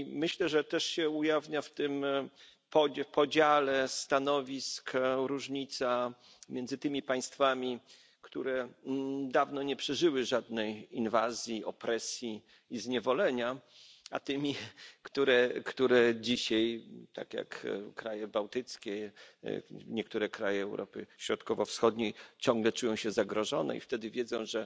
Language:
Polish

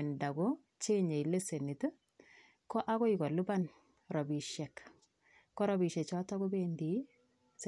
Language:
Kalenjin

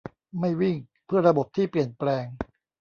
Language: Thai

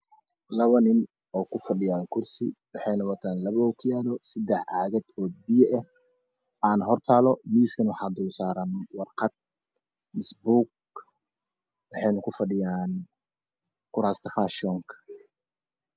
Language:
Somali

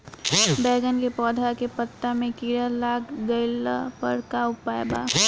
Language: Bhojpuri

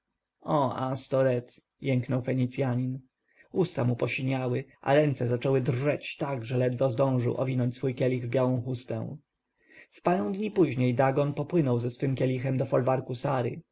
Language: Polish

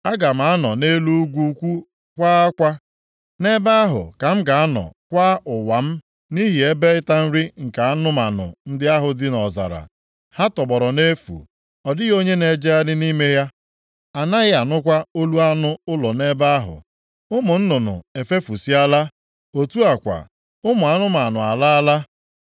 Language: Igbo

